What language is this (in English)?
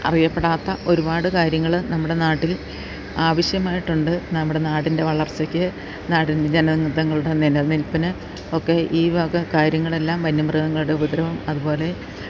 Malayalam